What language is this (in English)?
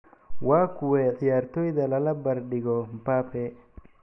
Somali